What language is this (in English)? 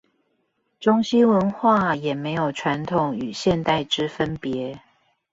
Chinese